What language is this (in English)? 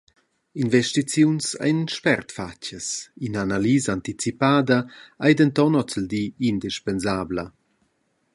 Romansh